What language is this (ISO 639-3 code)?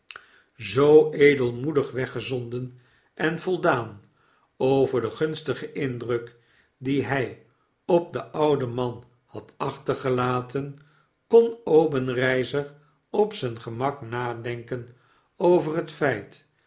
nld